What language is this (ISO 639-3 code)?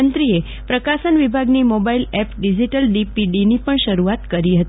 guj